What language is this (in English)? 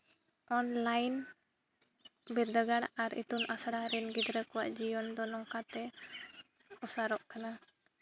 Santali